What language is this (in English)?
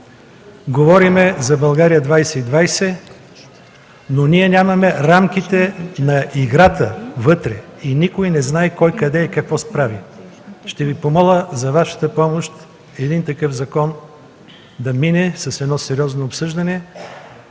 Bulgarian